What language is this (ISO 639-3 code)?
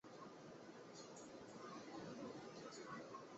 zho